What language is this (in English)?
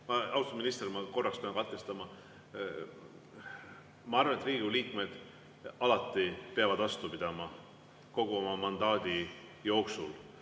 Estonian